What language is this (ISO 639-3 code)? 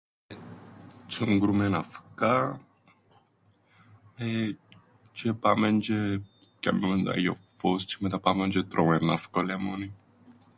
ell